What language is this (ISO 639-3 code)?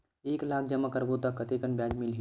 hne